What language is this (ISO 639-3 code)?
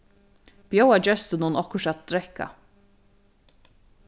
fao